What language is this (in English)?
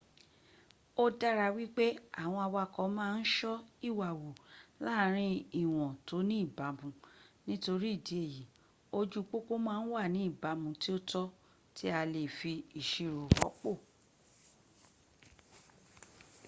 Yoruba